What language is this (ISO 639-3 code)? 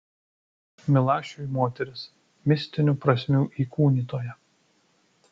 lit